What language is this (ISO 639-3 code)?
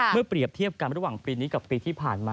tha